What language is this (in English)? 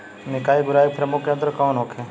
Bhojpuri